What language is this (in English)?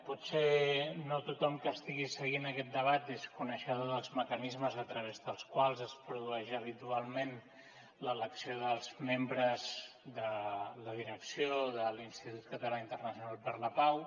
Catalan